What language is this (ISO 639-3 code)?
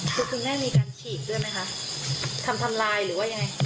tha